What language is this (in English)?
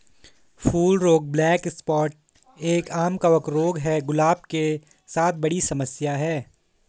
Hindi